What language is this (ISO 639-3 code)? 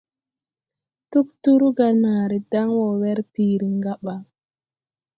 tui